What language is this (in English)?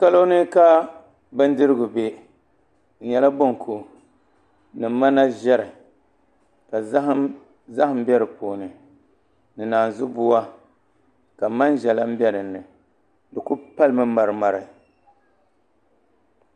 Dagbani